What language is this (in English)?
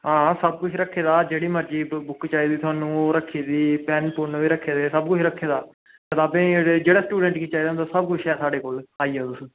Dogri